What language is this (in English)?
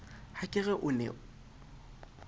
Southern Sotho